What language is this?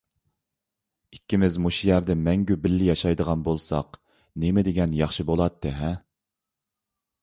Uyghur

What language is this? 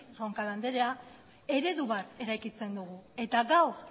Basque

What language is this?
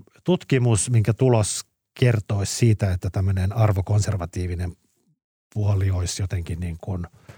Finnish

